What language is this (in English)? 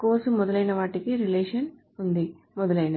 Telugu